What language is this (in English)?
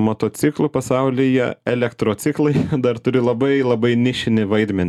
Lithuanian